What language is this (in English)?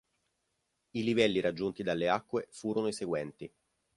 Italian